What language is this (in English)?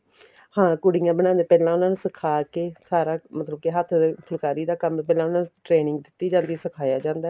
Punjabi